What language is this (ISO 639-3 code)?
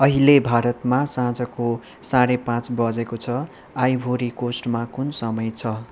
nep